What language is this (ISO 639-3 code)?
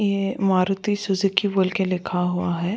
hin